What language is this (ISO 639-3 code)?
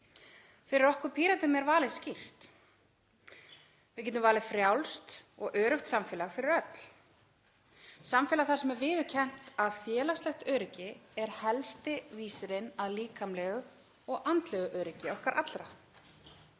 isl